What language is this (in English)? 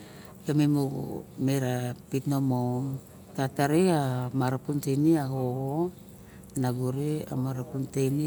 Barok